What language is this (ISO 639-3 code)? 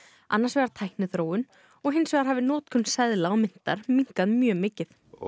isl